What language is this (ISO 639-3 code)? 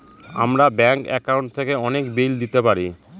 ben